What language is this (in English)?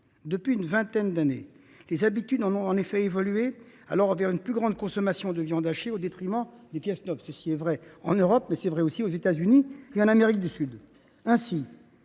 French